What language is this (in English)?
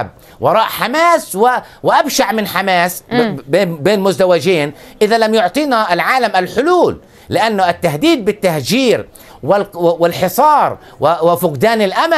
Arabic